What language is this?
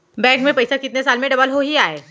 Chhattisgarhi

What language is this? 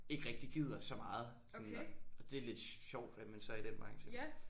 Danish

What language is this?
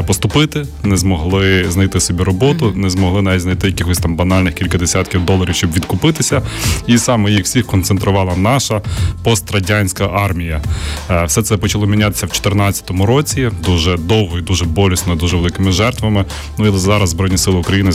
Ukrainian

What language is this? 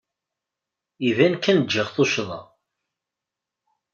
Kabyle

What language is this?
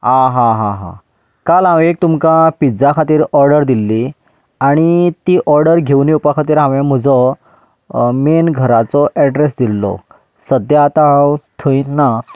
Konkani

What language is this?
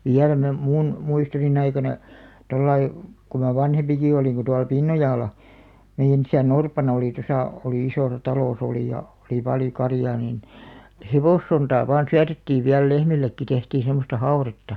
Finnish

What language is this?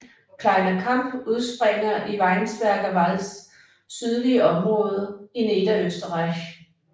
Danish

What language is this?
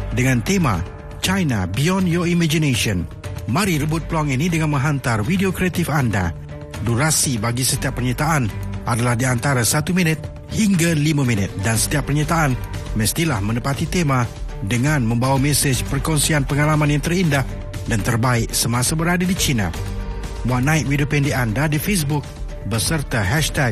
Malay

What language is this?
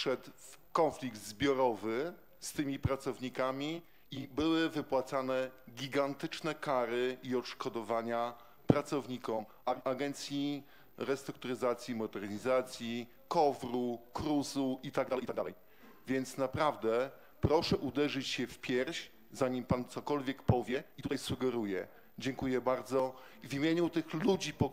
Polish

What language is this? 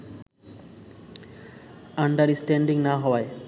Bangla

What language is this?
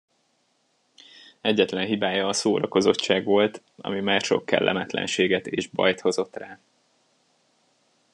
Hungarian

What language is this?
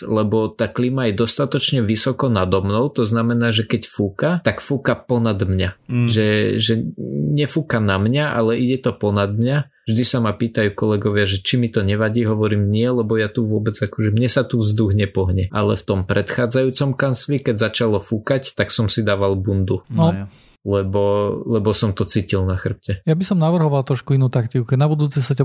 Slovak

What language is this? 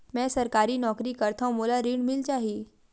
Chhattisgarhi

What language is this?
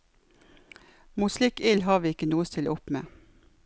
Norwegian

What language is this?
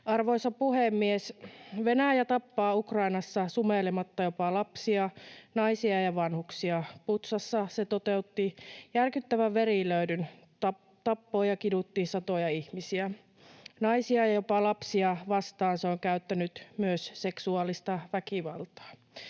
Finnish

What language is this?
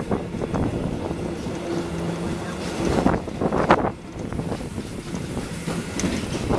Dutch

